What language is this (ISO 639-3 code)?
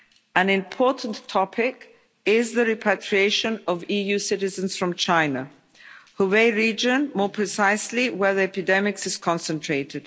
eng